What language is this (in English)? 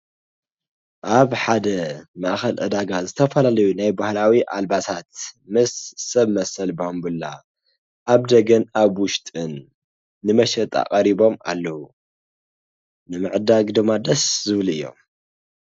Tigrinya